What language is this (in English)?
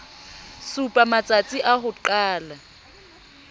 Southern Sotho